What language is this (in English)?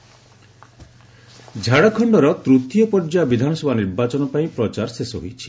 Odia